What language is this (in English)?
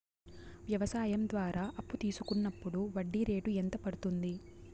Telugu